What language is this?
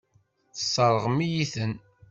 Kabyle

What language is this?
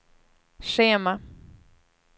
Swedish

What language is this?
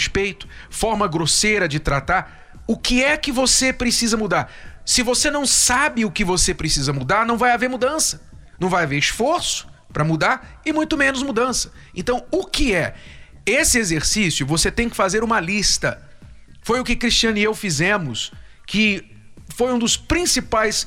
Portuguese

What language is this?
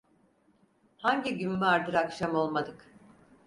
Turkish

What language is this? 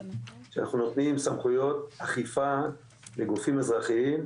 Hebrew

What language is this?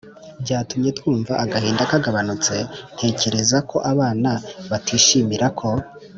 Kinyarwanda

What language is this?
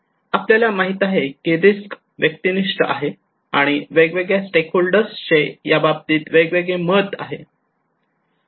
Marathi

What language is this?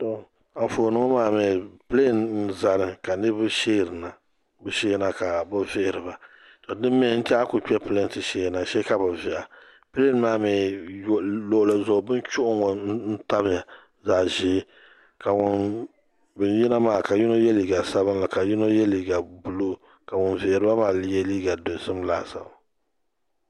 Dagbani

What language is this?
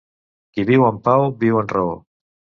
Catalan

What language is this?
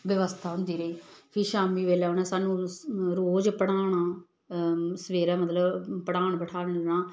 Dogri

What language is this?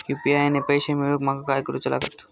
Marathi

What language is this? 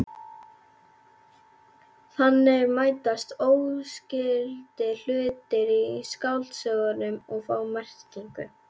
Icelandic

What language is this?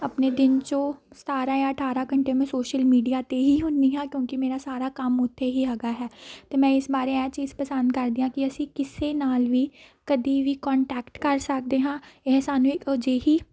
Punjabi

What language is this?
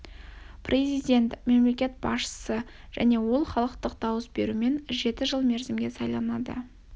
Kazakh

